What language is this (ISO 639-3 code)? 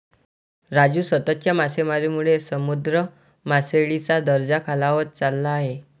mar